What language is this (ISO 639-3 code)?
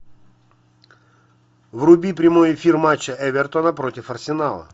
rus